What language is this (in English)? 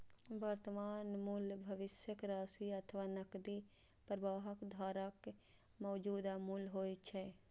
Maithili